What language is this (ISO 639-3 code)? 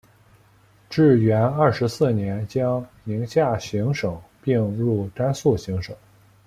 zho